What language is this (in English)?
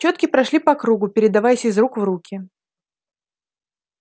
Russian